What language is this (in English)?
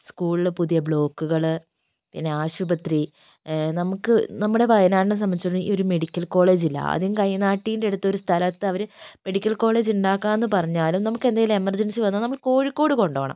Malayalam